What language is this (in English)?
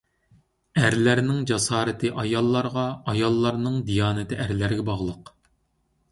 Uyghur